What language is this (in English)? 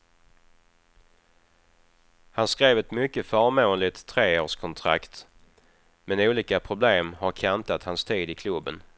Swedish